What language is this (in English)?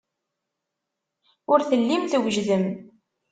Kabyle